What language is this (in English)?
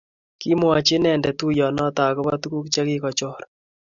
Kalenjin